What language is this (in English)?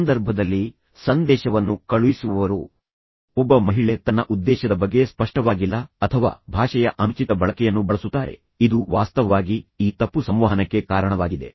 Kannada